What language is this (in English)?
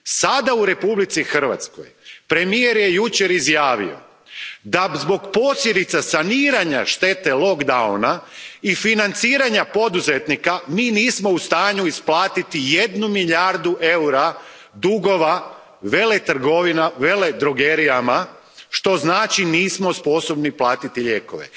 Croatian